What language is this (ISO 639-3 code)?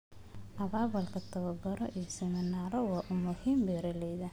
som